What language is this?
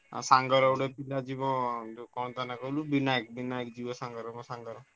Odia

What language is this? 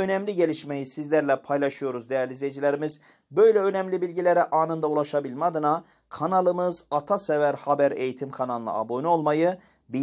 Turkish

